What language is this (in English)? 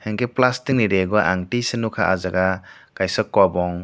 Kok Borok